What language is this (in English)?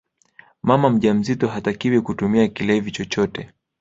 Swahili